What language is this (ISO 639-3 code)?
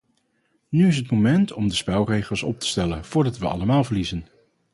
nld